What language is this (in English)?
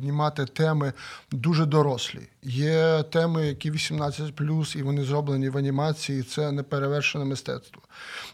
Ukrainian